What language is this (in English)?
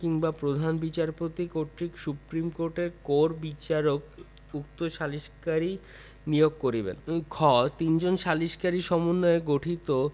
Bangla